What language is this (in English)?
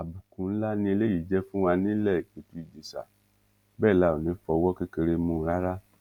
Yoruba